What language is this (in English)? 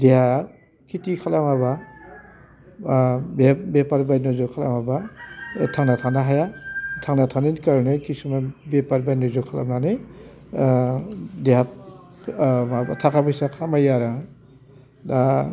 Bodo